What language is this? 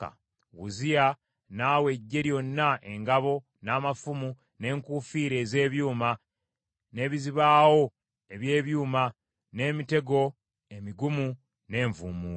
Ganda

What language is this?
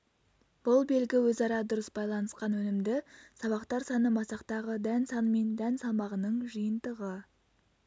Kazakh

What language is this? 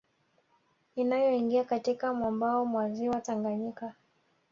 Swahili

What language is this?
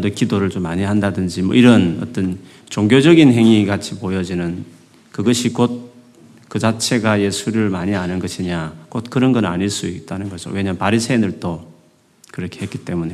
Korean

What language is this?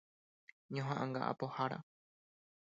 Guarani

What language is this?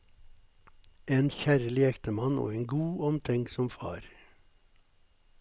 Norwegian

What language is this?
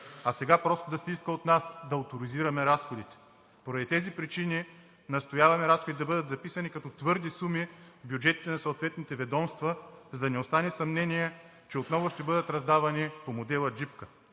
Bulgarian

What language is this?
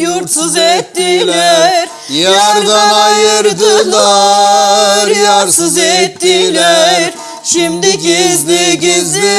Turkish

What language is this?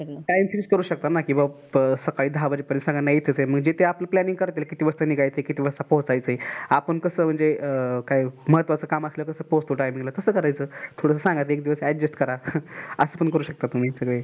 Marathi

